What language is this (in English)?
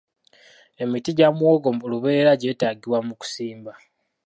Ganda